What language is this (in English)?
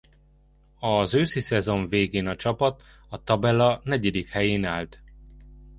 Hungarian